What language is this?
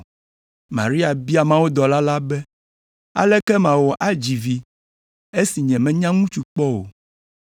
Ewe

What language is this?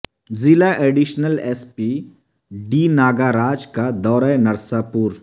Urdu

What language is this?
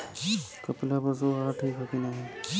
Bhojpuri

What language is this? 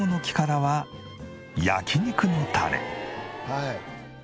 Japanese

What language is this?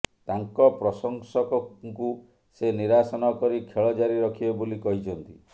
Odia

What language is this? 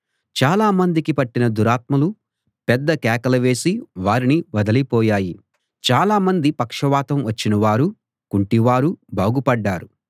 Telugu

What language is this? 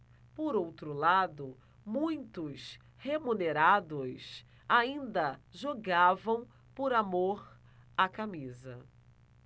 Portuguese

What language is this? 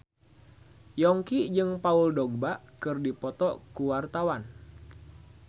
Sundanese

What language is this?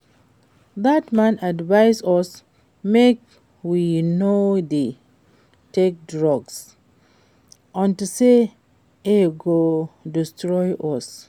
Nigerian Pidgin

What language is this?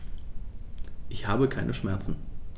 German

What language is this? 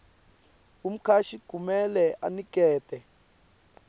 Swati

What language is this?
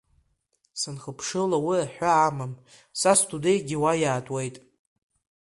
Abkhazian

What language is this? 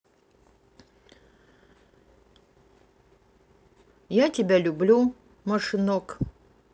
Russian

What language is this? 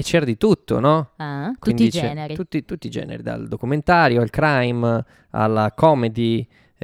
Italian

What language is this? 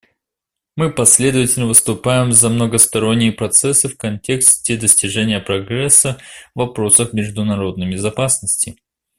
Russian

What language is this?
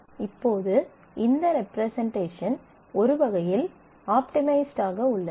Tamil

